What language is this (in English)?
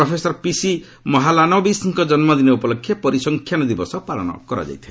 Odia